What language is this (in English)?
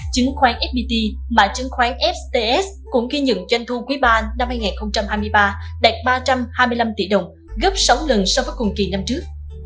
Vietnamese